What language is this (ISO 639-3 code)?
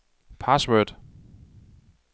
dan